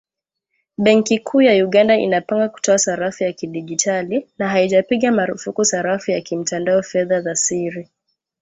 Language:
Swahili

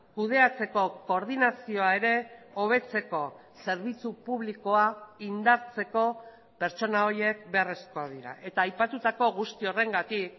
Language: Basque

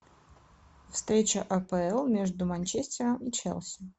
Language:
Russian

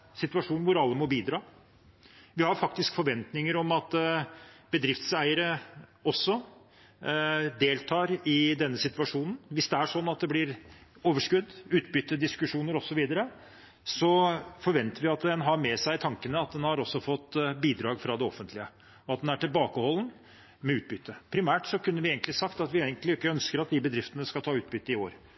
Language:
Norwegian Bokmål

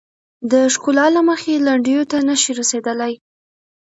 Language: Pashto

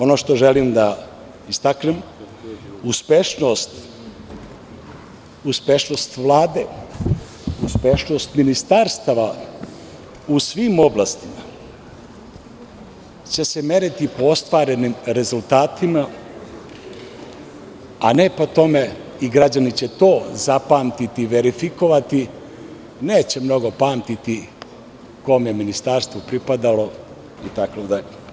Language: Serbian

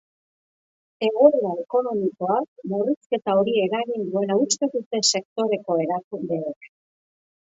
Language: Basque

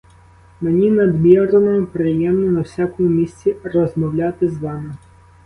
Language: Ukrainian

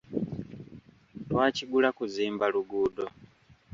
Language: Ganda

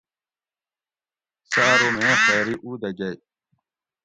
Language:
Gawri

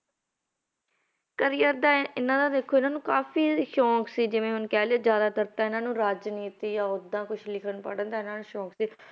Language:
Punjabi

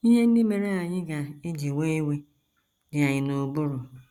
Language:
Igbo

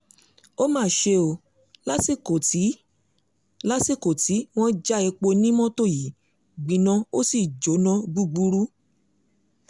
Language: Yoruba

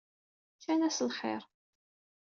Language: Kabyle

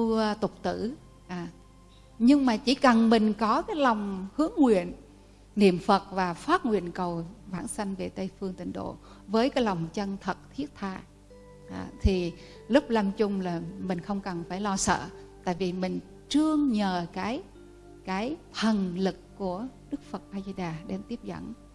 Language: Vietnamese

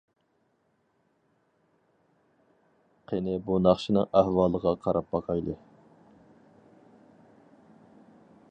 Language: Uyghur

